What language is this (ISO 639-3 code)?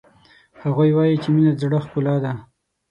pus